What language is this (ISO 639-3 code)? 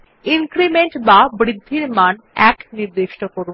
ben